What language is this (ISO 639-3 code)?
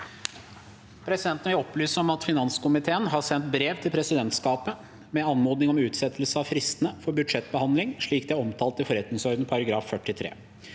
nor